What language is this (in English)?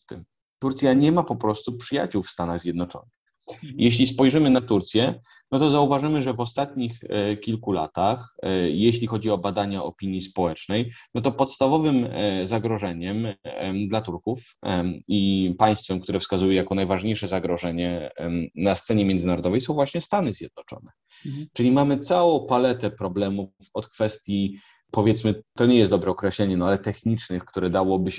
Polish